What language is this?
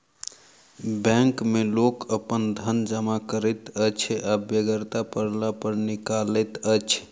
Maithili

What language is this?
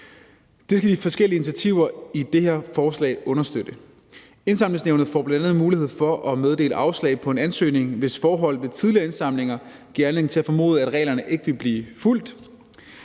Danish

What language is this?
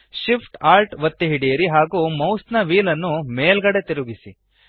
Kannada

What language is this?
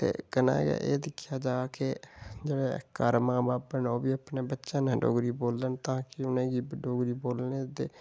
Dogri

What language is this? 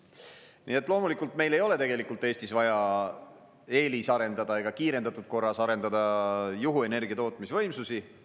Estonian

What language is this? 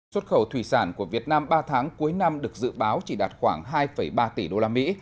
Vietnamese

